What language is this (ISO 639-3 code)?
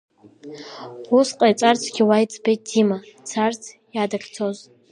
abk